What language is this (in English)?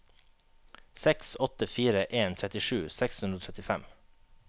Norwegian